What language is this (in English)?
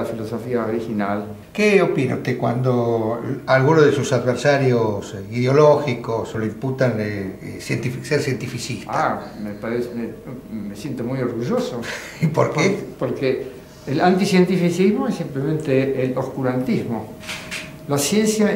Spanish